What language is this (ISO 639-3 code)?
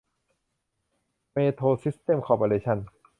tha